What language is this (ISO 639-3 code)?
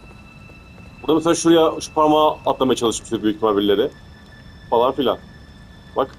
tur